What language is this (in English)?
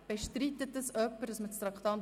Swiss German